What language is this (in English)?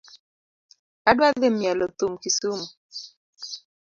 Luo (Kenya and Tanzania)